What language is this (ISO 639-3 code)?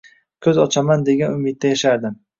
uzb